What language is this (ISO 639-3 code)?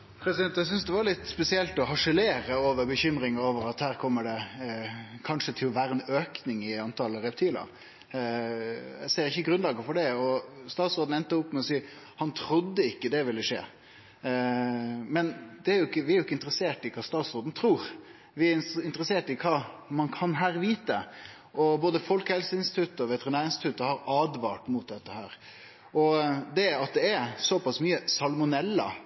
nno